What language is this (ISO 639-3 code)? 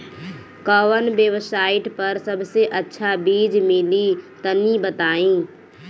bho